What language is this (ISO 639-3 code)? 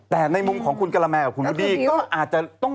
tha